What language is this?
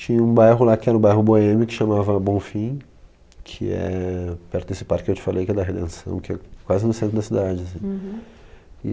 Portuguese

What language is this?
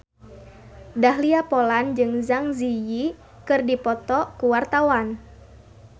Sundanese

